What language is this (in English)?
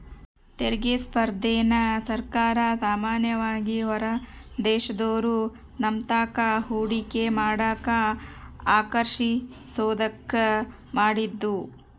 Kannada